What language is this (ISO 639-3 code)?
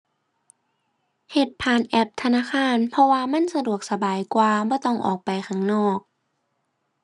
tha